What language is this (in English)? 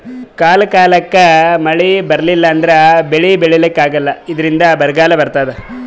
Kannada